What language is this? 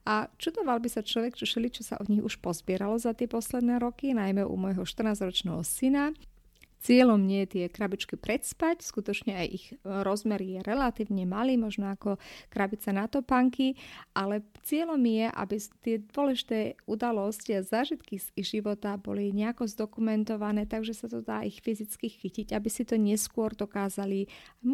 Slovak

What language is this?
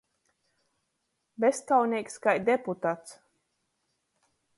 Latgalian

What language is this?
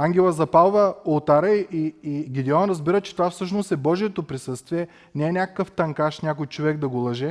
Bulgarian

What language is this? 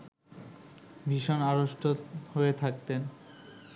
Bangla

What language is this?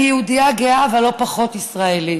Hebrew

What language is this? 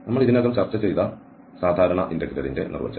Malayalam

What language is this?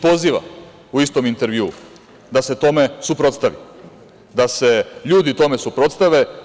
Serbian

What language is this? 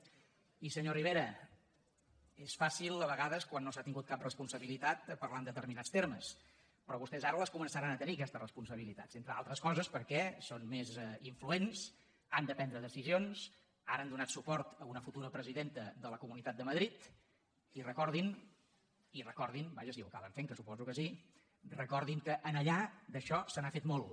Catalan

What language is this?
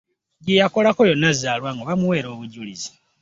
Ganda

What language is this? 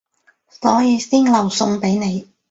Cantonese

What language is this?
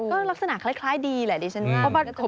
Thai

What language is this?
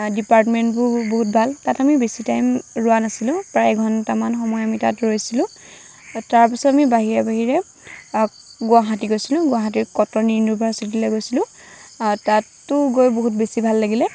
Assamese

